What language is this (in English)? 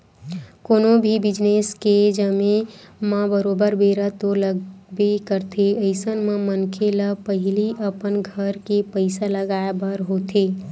Chhattisgarhi